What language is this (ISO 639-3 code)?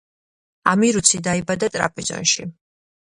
kat